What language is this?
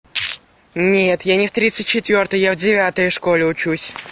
Russian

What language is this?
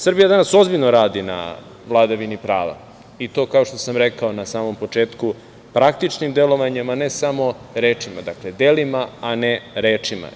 Serbian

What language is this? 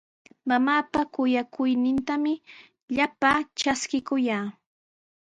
Sihuas Ancash Quechua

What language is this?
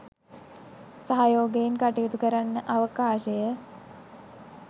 Sinhala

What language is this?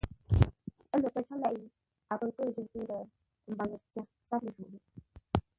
Ngombale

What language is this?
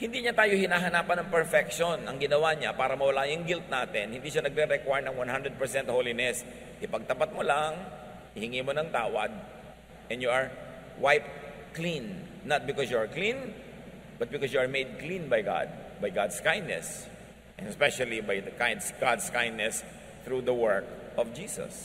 Filipino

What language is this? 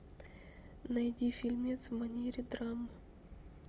Russian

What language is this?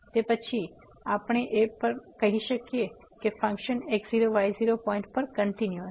Gujarati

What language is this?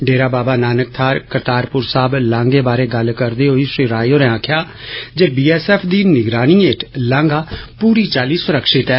Dogri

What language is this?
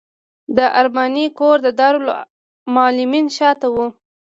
Pashto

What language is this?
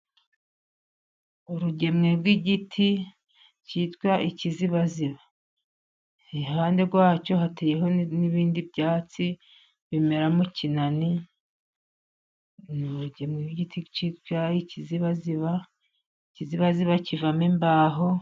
Kinyarwanda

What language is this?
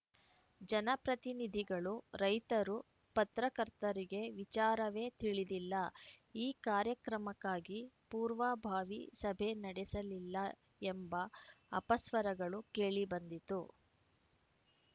Kannada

